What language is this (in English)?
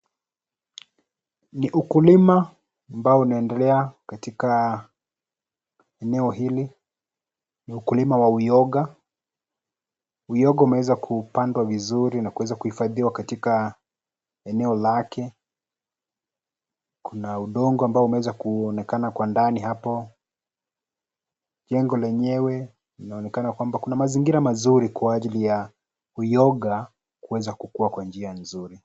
Swahili